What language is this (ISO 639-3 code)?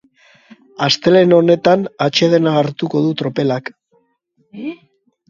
eus